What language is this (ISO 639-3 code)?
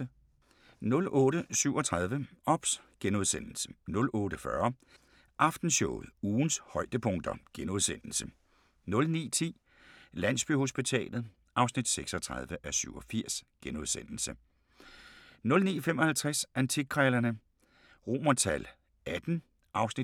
dan